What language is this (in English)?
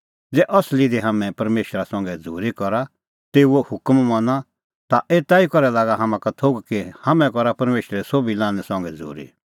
Kullu Pahari